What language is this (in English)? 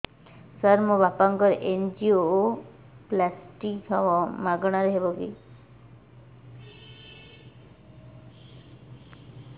Odia